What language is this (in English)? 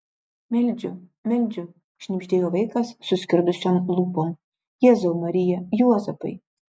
Lithuanian